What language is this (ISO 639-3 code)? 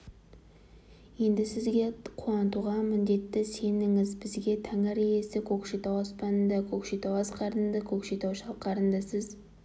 kaz